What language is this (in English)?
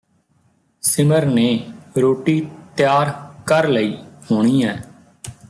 Punjabi